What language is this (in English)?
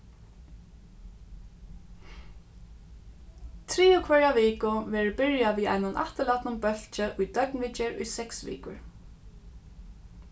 Faroese